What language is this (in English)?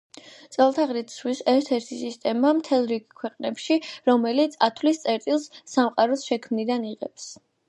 Georgian